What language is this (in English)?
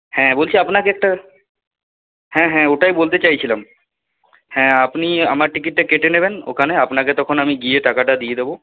Bangla